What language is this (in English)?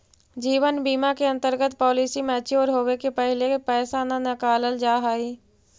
Magahi